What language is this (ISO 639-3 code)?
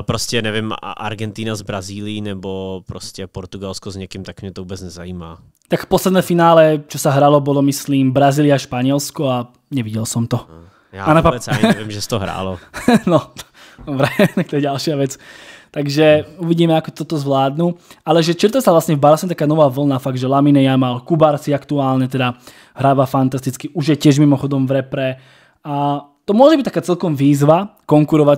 ces